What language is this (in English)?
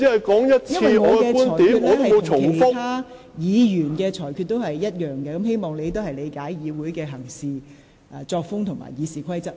Cantonese